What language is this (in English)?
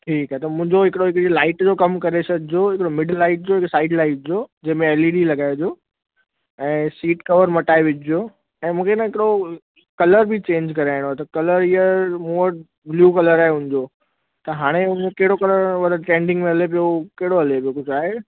Sindhi